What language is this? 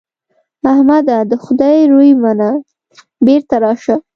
Pashto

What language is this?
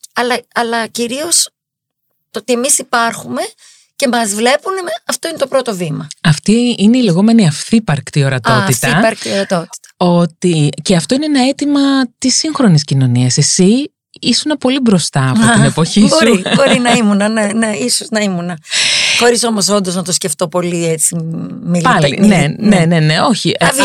Greek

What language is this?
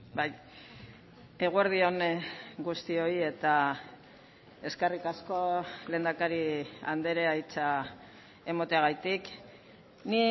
Basque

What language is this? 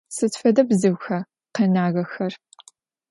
Adyghe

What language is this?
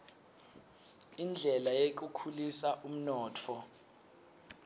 Swati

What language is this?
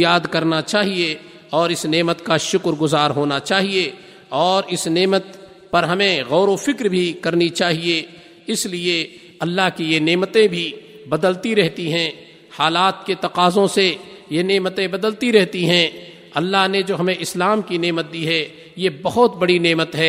Urdu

